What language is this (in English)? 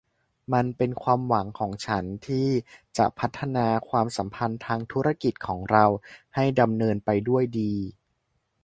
Thai